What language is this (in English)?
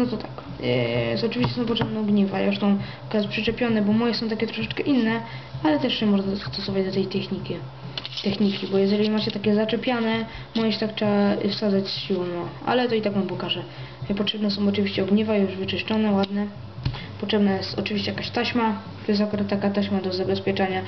Polish